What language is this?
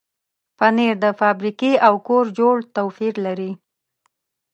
Pashto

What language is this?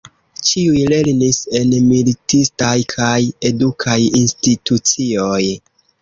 Esperanto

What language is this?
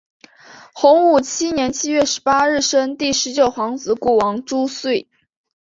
Chinese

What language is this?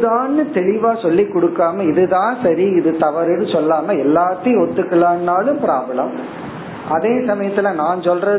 Tamil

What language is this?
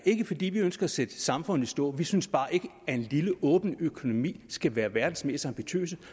Danish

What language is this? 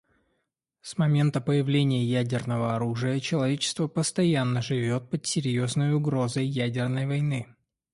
Russian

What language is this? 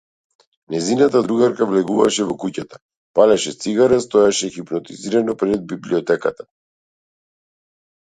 Macedonian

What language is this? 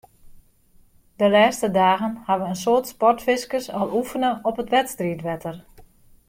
Western Frisian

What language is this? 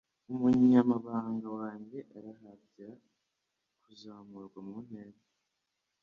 Kinyarwanda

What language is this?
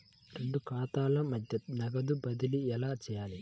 Telugu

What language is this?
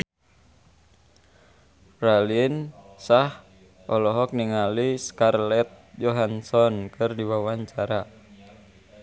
Sundanese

